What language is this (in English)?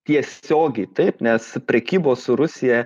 Lithuanian